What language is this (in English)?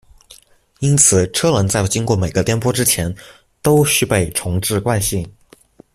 Chinese